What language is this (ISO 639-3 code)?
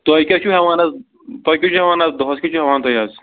kas